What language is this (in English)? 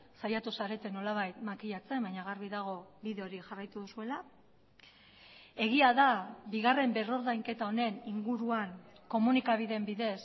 Basque